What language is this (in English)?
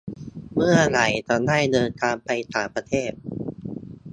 Thai